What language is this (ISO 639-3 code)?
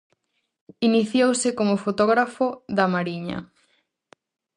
glg